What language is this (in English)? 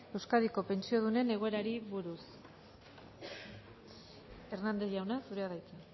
Basque